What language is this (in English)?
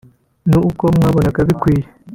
Kinyarwanda